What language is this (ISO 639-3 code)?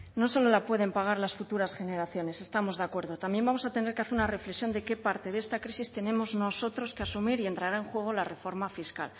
spa